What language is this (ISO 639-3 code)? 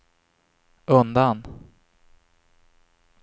swe